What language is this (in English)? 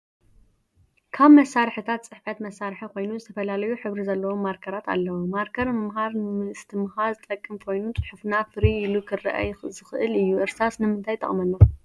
Tigrinya